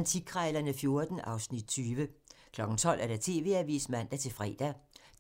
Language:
Danish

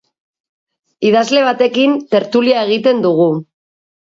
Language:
Basque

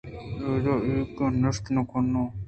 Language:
Eastern Balochi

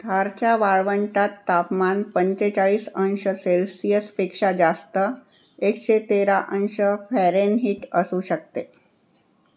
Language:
Marathi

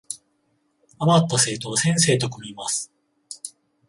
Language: Japanese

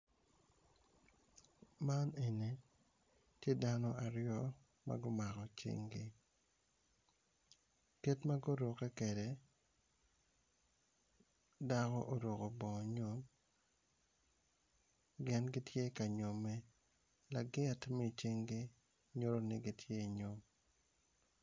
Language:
Acoli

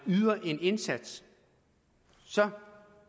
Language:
Danish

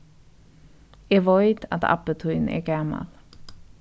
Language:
Faroese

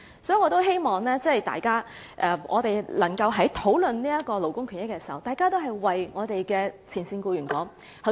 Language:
Cantonese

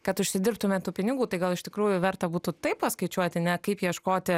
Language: Lithuanian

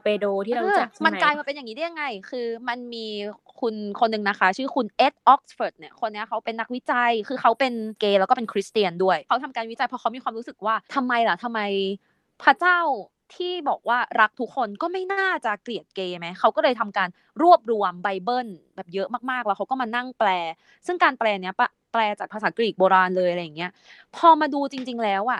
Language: Thai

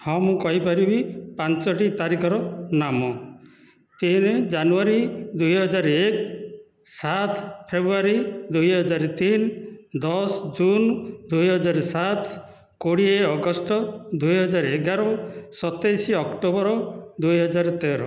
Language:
Odia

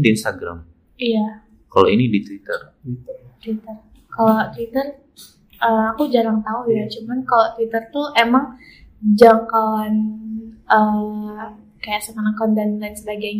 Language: Indonesian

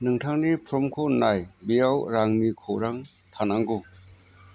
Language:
Bodo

